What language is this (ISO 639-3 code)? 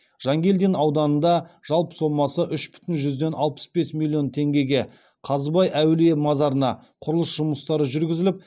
kaz